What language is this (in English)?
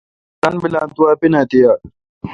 Kalkoti